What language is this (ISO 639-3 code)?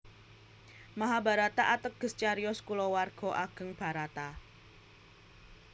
jav